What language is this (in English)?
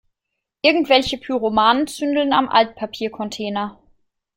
German